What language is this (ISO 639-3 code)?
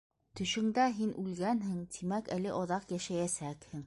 bak